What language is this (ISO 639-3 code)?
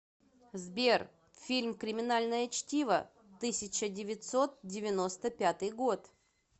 rus